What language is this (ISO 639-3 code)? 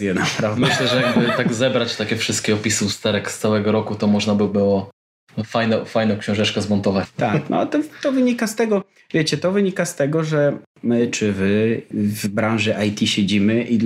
pol